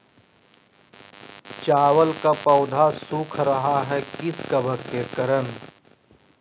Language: Magahi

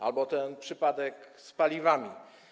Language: Polish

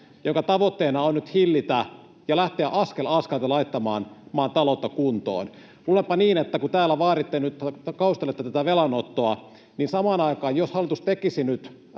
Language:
Finnish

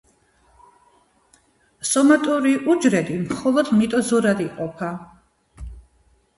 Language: Georgian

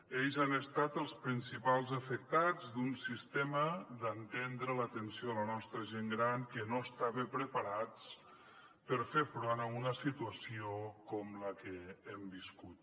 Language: Catalan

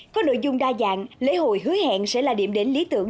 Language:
Vietnamese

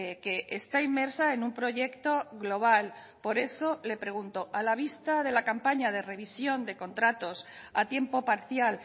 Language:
Spanish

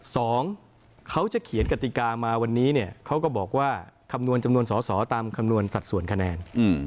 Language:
Thai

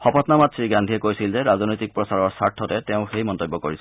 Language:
Assamese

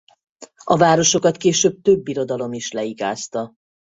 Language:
Hungarian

